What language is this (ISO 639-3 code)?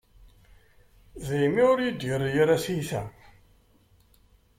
kab